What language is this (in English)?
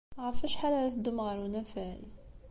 Kabyle